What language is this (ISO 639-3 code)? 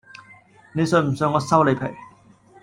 yue